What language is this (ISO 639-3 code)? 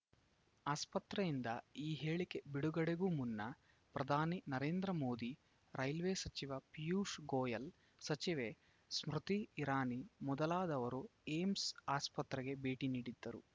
kan